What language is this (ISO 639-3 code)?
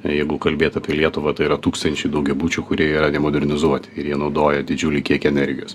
lit